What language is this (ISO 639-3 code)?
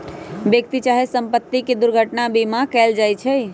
mag